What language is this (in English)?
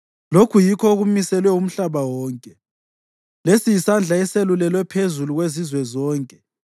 North Ndebele